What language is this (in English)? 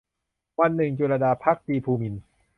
Thai